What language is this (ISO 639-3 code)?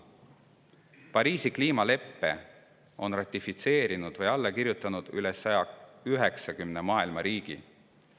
est